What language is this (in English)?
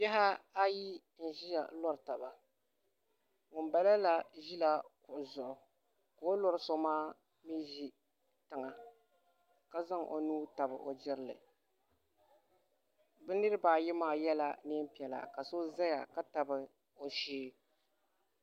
Dagbani